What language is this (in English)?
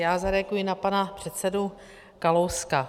Czech